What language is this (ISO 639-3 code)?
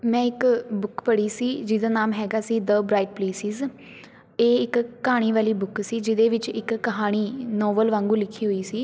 pan